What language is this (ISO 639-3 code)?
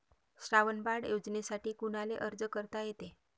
mar